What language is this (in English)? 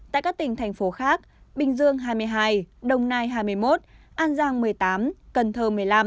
Vietnamese